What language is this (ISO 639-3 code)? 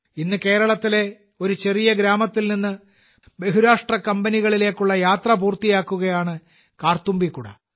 mal